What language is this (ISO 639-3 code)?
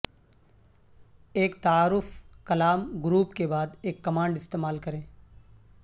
urd